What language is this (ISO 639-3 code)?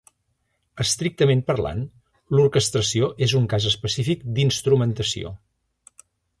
cat